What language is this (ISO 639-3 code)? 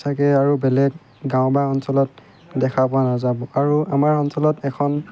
asm